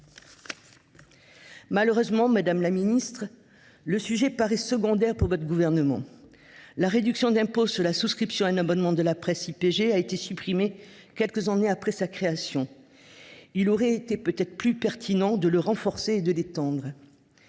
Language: French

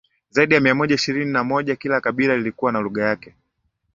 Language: Swahili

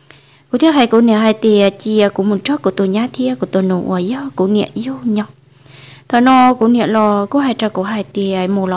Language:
Vietnamese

